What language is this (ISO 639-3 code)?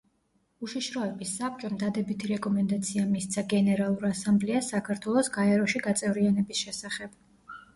kat